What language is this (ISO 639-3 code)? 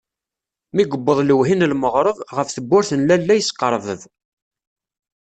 kab